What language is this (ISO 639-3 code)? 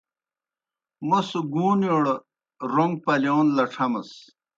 plk